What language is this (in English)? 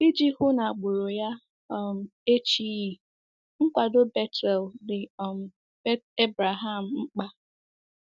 Igbo